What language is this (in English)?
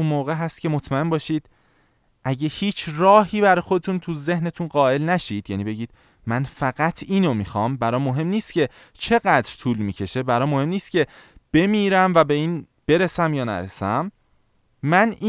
Persian